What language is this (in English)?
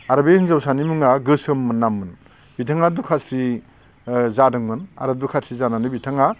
Bodo